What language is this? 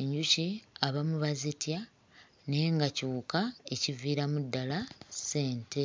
Ganda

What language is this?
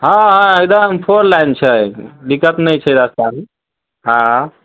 Maithili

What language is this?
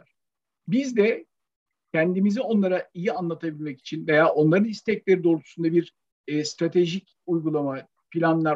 Turkish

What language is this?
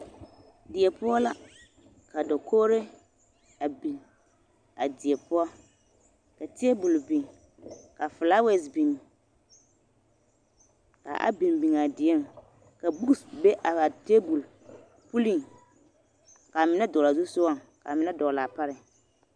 Southern Dagaare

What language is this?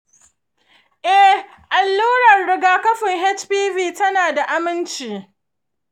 Hausa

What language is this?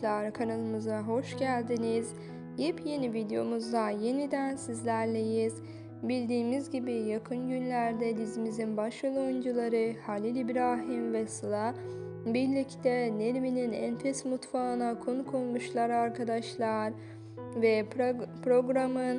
Turkish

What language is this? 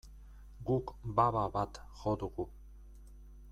Basque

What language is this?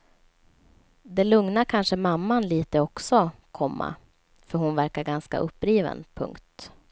Swedish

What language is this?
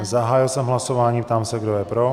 Czech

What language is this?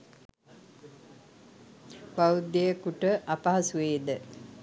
Sinhala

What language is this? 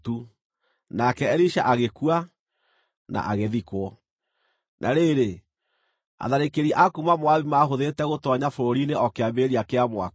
Kikuyu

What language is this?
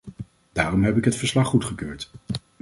Dutch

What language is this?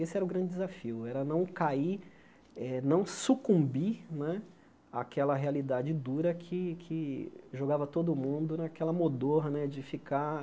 Portuguese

